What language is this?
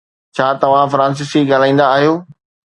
Sindhi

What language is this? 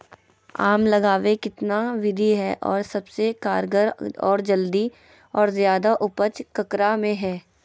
Magahi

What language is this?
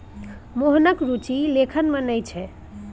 Maithili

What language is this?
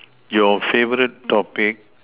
English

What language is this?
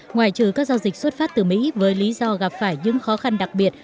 Vietnamese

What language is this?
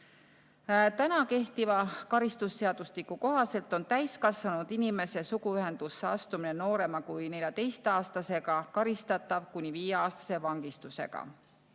Estonian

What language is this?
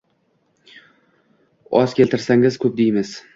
Uzbek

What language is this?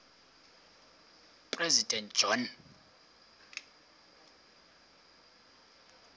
Xhosa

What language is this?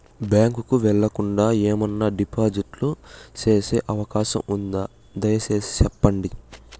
Telugu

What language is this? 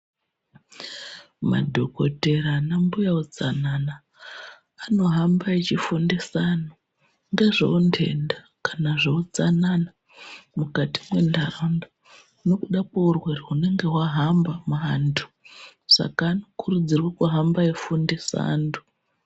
Ndau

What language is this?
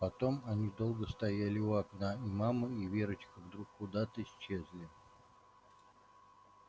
Russian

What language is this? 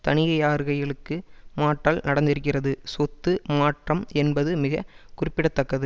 Tamil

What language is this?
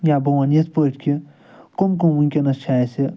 Kashmiri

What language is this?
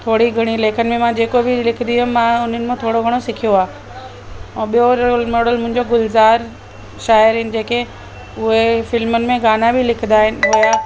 Sindhi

